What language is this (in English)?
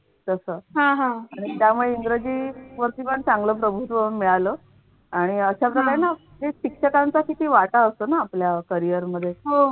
Marathi